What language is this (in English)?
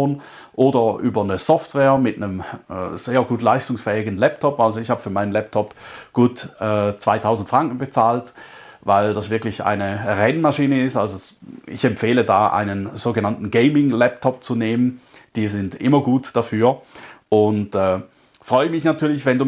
German